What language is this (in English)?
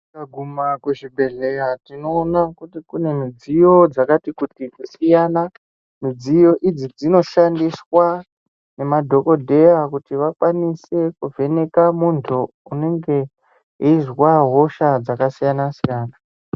Ndau